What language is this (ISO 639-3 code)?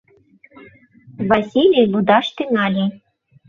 chm